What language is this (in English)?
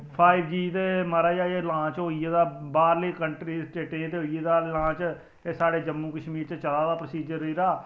Dogri